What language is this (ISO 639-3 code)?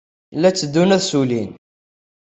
kab